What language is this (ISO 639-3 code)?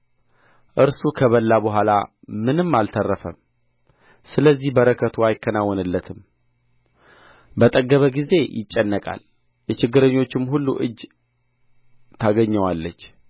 amh